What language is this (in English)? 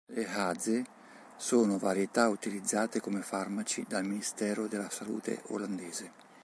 Italian